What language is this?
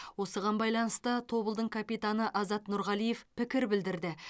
Kazakh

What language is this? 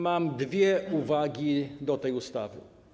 Polish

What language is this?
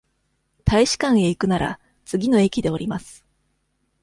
Japanese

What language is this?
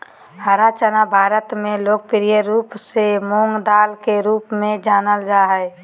Magahi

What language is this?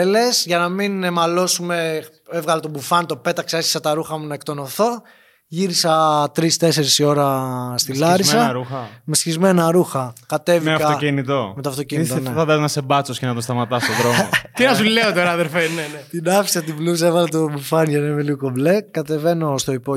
Greek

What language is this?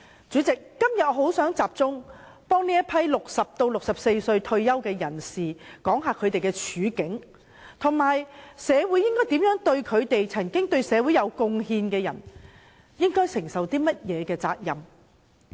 Cantonese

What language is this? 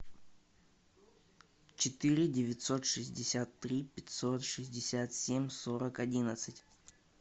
Russian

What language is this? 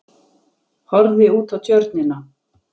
Icelandic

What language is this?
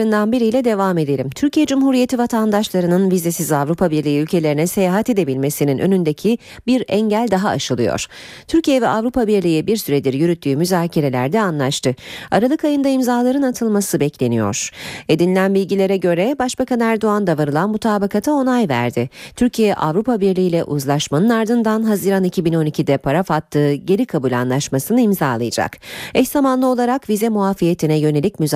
Turkish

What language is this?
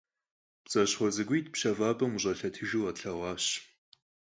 Kabardian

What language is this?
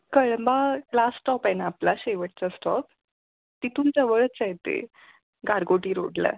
Marathi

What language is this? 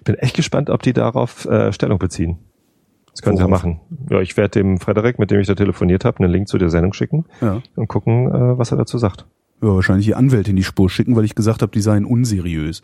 German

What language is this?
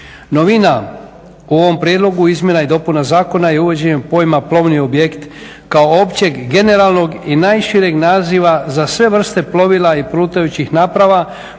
Croatian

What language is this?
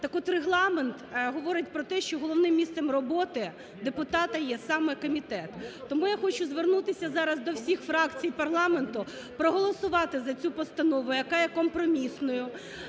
Ukrainian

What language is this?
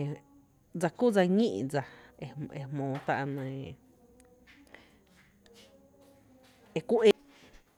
Tepinapa Chinantec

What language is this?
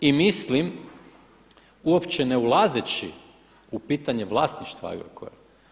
Croatian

